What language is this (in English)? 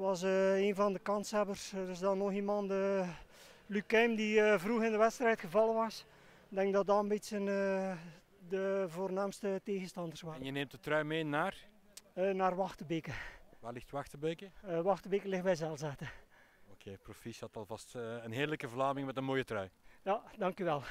Dutch